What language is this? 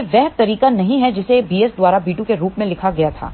Hindi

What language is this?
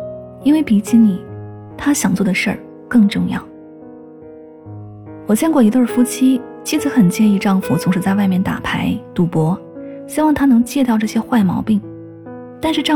Chinese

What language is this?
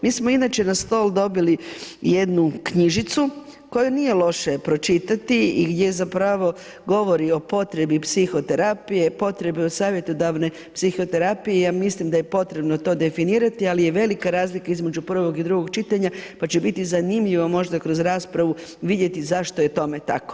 Croatian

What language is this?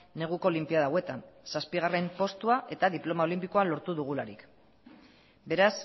Basque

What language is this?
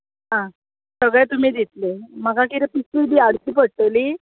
Konkani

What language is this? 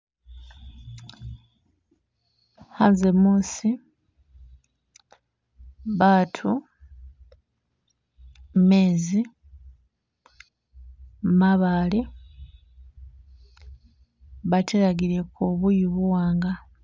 Masaaba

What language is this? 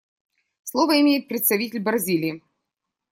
Russian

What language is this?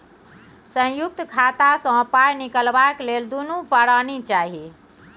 Maithili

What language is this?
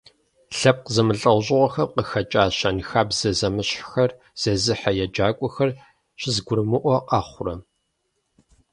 Kabardian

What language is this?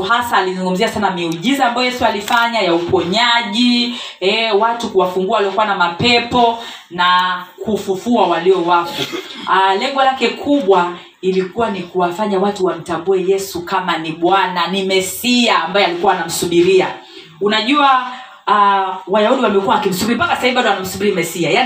Swahili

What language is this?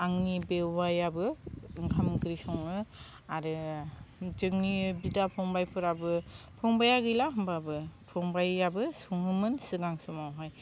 Bodo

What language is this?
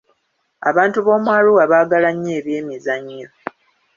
Ganda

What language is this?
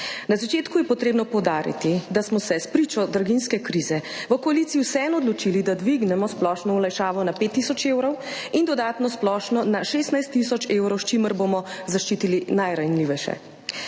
Slovenian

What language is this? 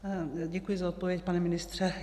Czech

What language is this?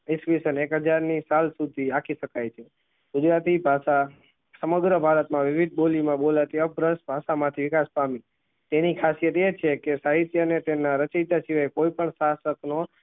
Gujarati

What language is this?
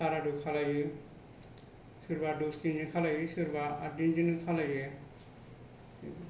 Bodo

